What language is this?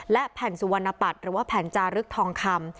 Thai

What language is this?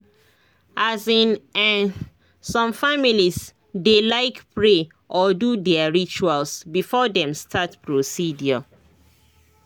Nigerian Pidgin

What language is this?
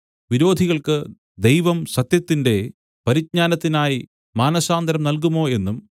Malayalam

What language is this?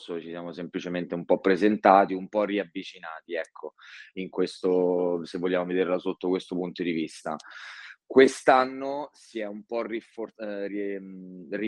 Italian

